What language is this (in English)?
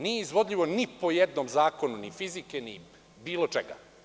Serbian